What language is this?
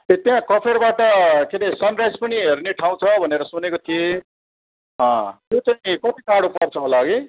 Nepali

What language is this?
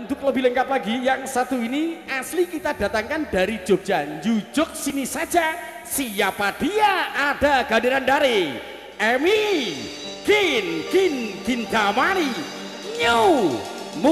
Thai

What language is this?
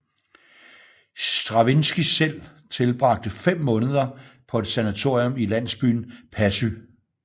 Danish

